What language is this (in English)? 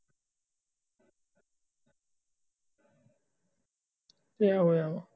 Punjabi